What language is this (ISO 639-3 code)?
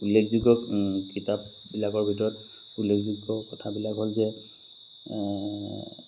asm